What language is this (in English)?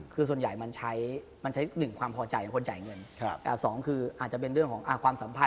Thai